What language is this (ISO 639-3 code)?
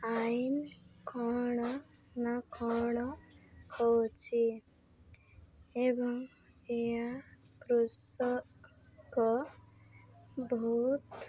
ori